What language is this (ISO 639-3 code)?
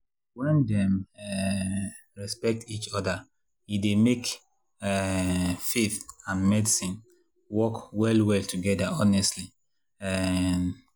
pcm